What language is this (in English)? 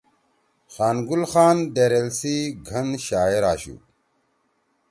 Torwali